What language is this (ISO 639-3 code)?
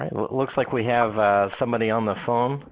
eng